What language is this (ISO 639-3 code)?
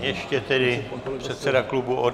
ces